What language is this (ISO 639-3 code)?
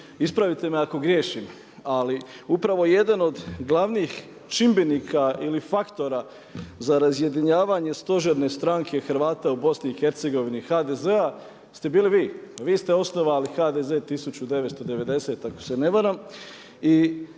hrv